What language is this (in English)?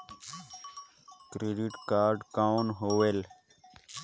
Chhattisgarhi